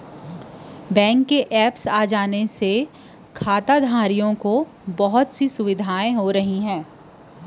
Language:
Chhattisgarhi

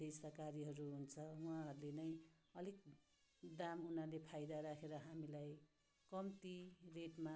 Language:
Nepali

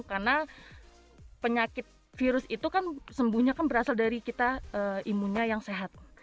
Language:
Indonesian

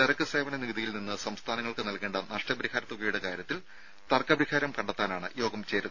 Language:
Malayalam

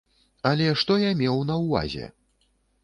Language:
Belarusian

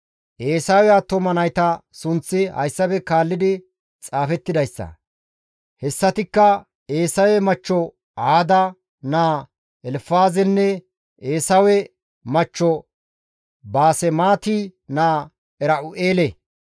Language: Gamo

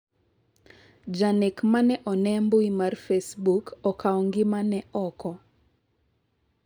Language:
Luo (Kenya and Tanzania)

